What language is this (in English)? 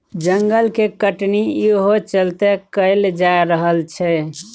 Maithili